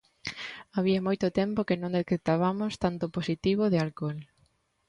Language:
Galician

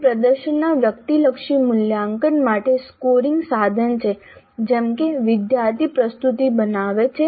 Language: Gujarati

